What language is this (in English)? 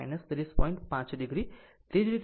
Gujarati